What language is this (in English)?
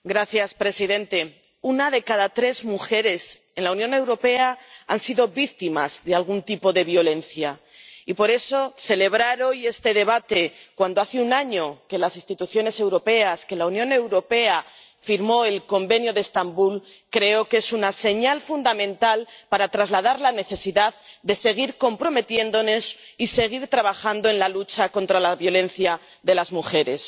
Spanish